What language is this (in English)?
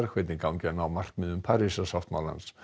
Icelandic